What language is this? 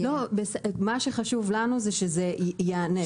Hebrew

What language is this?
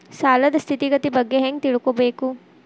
Kannada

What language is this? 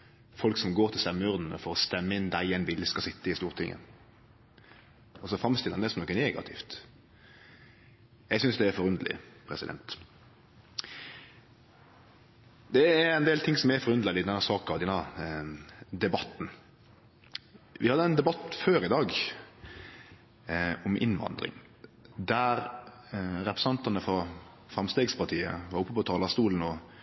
Norwegian Nynorsk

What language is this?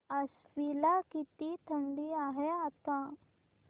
Marathi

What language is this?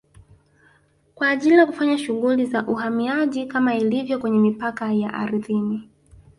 Swahili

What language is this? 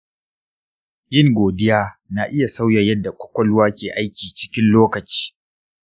Hausa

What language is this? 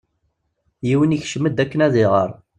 Kabyle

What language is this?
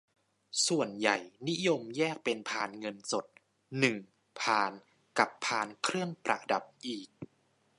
Thai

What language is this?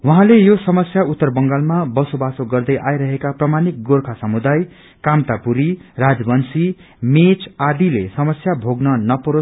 Nepali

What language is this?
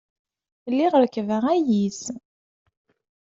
Kabyle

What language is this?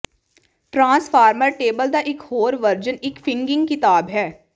Punjabi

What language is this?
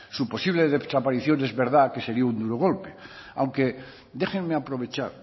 Spanish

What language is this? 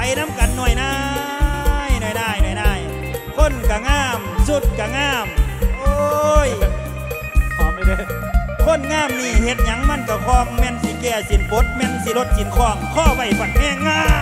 Thai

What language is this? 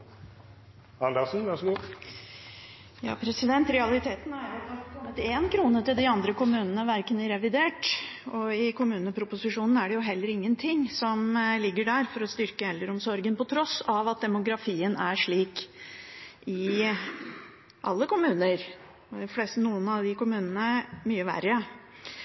Norwegian Bokmål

